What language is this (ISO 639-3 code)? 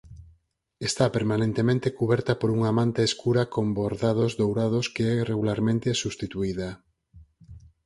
glg